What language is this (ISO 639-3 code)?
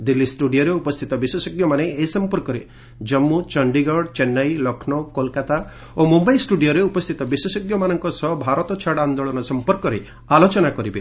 ori